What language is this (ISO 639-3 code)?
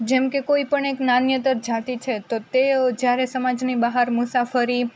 guj